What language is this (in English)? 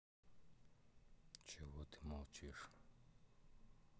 Russian